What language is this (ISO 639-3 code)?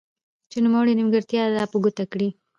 pus